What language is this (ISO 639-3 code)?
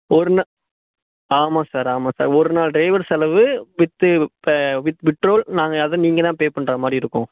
tam